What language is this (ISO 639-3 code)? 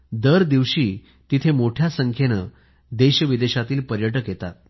mar